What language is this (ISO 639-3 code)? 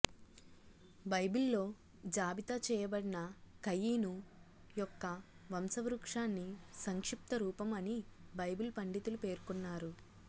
tel